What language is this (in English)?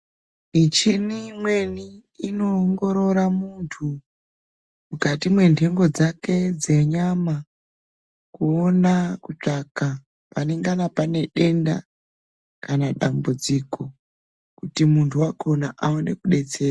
Ndau